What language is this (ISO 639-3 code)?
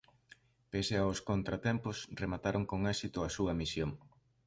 glg